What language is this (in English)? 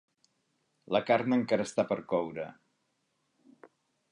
Catalan